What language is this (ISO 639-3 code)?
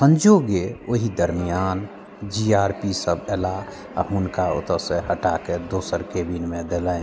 mai